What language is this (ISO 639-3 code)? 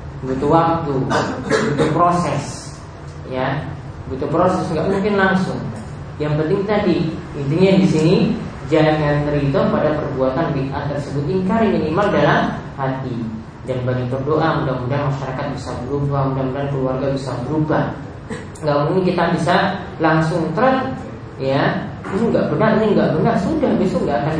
ind